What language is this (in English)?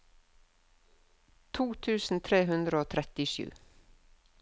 Norwegian